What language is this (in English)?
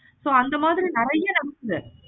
Tamil